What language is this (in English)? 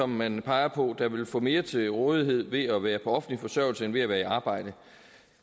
Danish